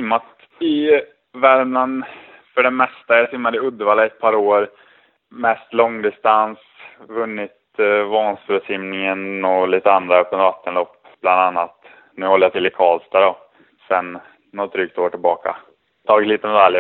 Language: Swedish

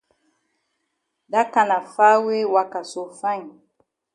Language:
Cameroon Pidgin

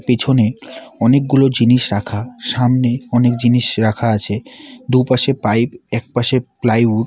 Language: Bangla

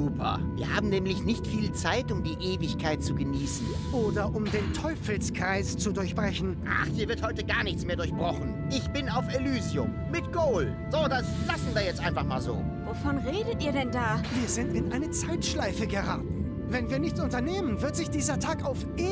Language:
German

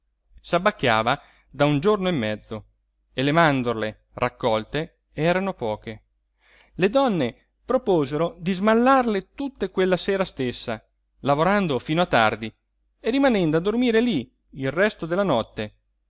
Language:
Italian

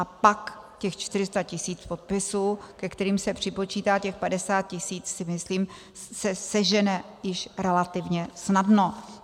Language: Czech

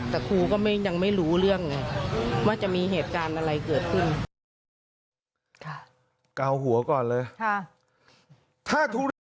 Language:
Thai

